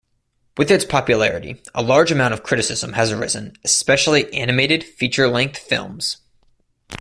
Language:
English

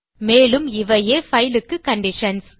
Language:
Tamil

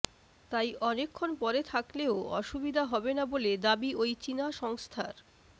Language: Bangla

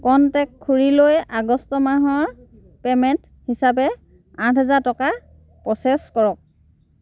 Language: Assamese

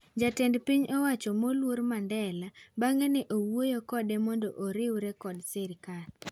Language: Luo (Kenya and Tanzania)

